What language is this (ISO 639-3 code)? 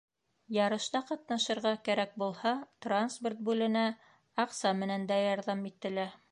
bak